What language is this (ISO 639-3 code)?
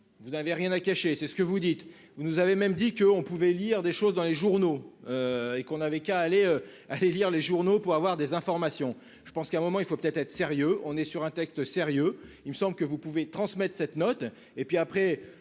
fra